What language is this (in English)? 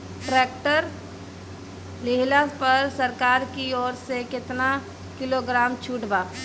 Bhojpuri